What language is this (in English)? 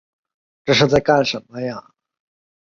Chinese